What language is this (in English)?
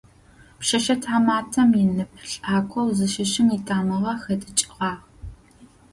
Adyghe